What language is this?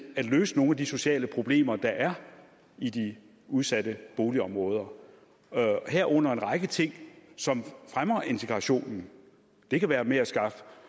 Danish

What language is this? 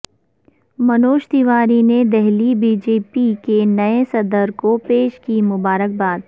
Urdu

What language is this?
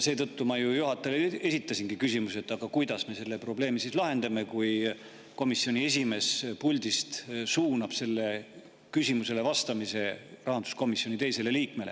Estonian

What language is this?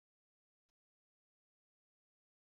Kabyle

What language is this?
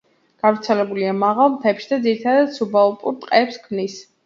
Georgian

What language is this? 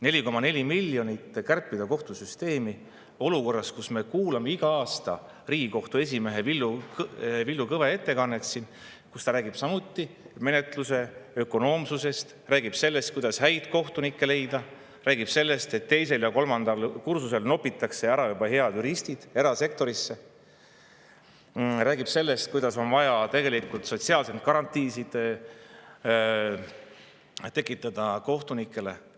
Estonian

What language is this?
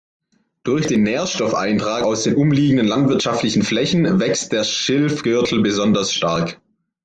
German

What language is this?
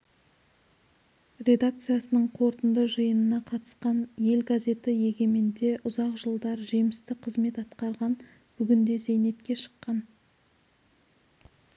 Kazakh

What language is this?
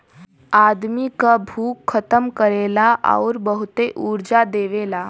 Bhojpuri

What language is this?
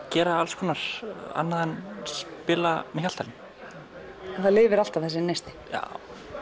Icelandic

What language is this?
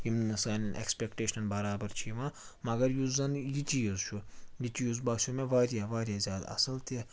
Kashmiri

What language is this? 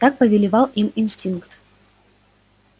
Russian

